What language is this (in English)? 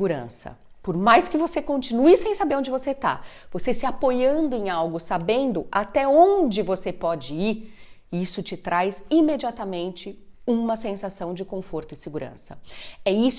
Portuguese